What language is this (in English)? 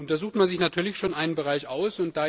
German